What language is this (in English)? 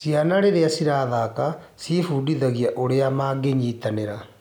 Kikuyu